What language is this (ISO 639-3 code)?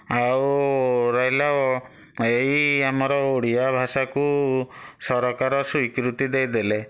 ori